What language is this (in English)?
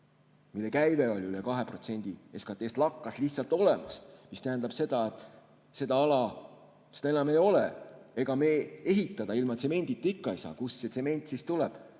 Estonian